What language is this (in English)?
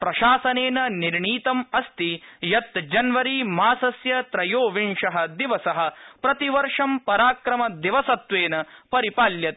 Sanskrit